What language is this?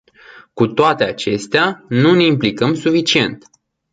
Romanian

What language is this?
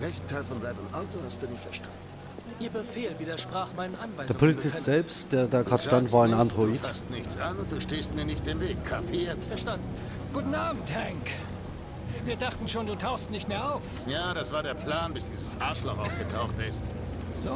German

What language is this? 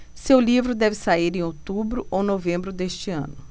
Portuguese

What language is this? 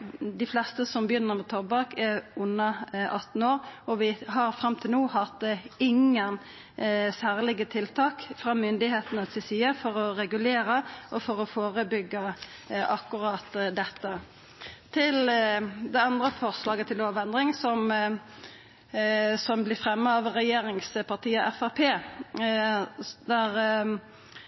Norwegian Nynorsk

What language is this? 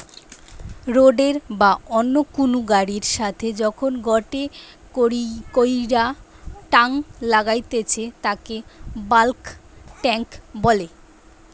Bangla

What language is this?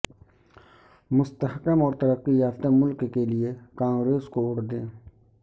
Urdu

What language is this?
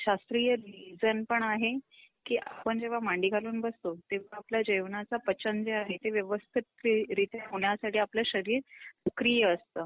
Marathi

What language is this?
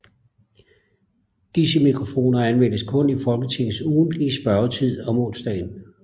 Danish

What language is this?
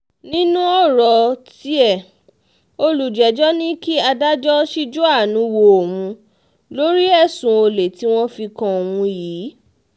Yoruba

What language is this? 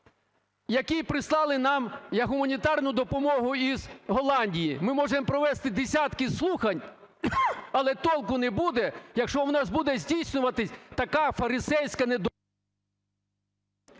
Ukrainian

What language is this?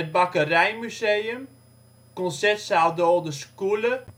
Dutch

